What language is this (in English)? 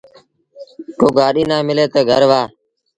Sindhi Bhil